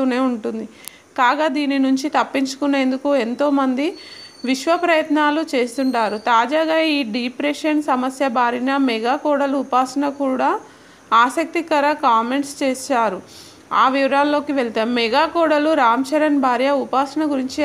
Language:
Telugu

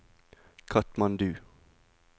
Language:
Norwegian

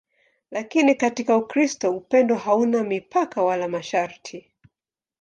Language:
Swahili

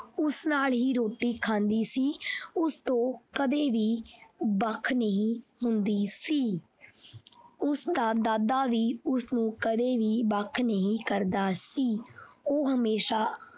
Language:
Punjabi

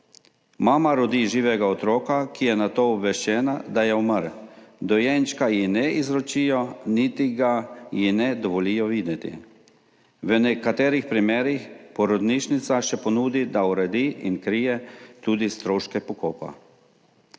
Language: Slovenian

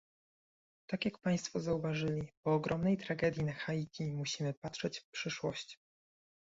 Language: Polish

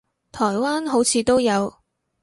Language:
Cantonese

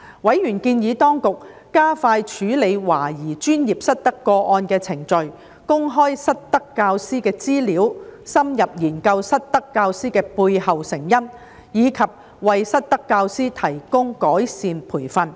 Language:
Cantonese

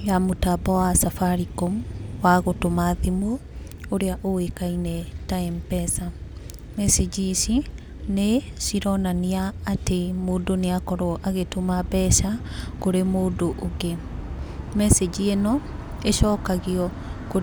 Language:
Kikuyu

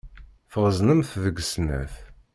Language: Kabyle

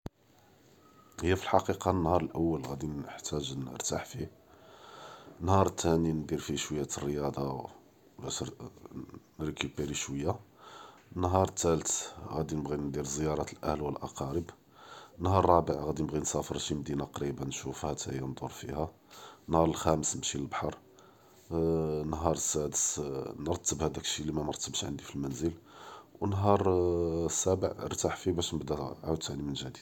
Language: Judeo-Arabic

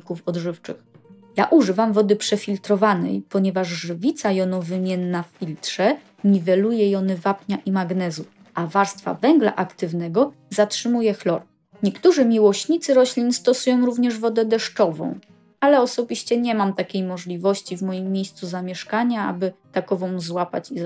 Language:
Polish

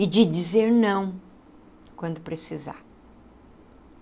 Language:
Portuguese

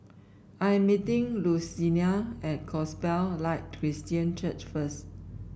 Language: English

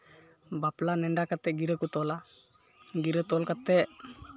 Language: Santali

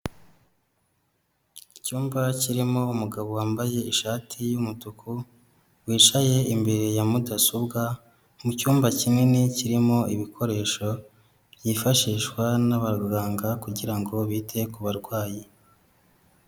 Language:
Kinyarwanda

